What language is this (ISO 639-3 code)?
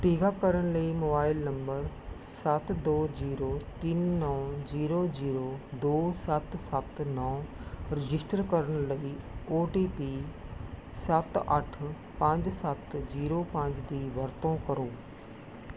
pan